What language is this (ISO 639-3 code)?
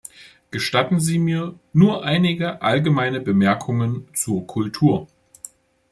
deu